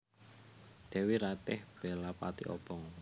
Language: Javanese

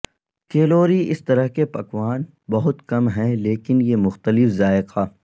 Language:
Urdu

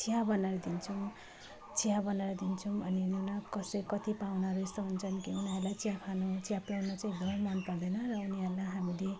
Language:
Nepali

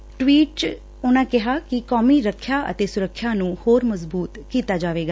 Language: Punjabi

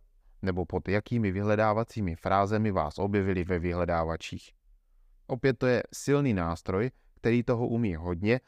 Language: Czech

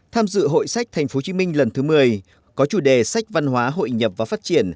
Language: Vietnamese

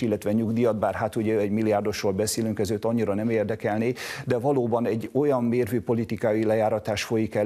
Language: Hungarian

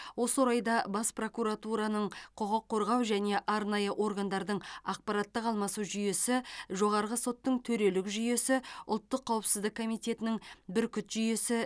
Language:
Kazakh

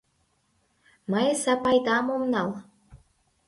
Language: Mari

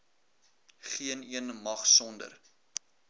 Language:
Afrikaans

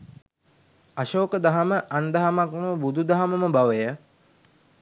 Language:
Sinhala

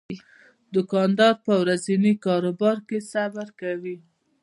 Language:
Pashto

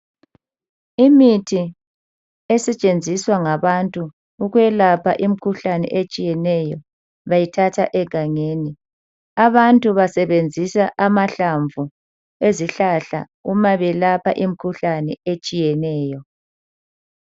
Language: North Ndebele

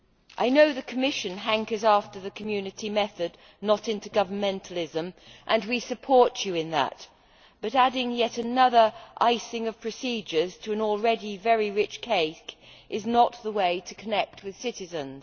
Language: English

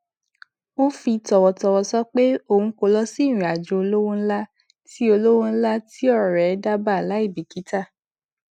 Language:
Yoruba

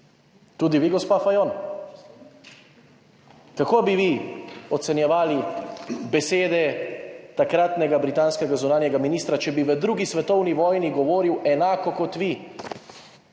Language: Slovenian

